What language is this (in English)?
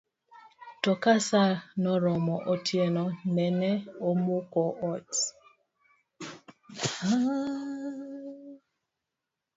Luo (Kenya and Tanzania)